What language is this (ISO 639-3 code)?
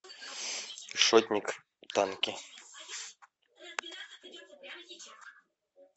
rus